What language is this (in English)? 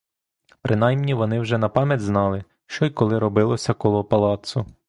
Ukrainian